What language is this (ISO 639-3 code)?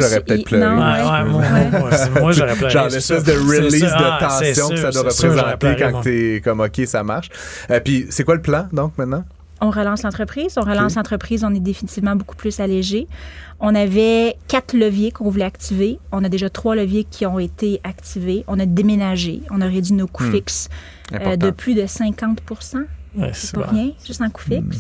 fra